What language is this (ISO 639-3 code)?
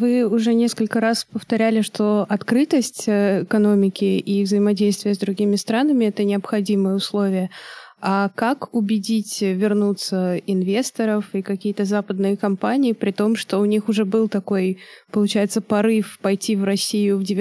rus